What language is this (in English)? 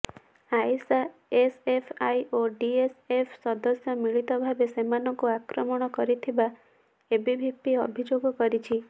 Odia